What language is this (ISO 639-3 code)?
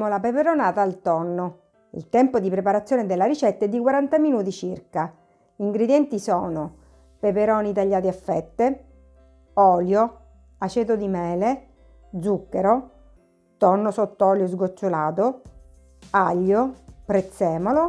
ita